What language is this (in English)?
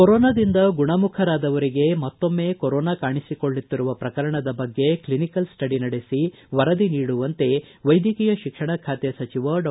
Kannada